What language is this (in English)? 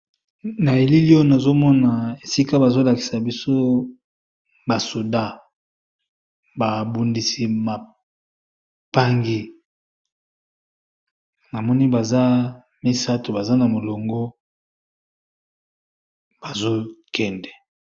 Lingala